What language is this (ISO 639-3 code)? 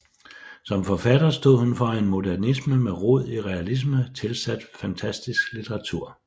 dan